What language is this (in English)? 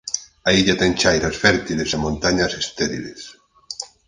Galician